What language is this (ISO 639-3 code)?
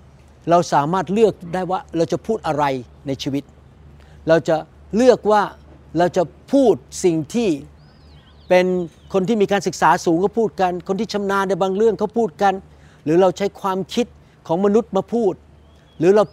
tha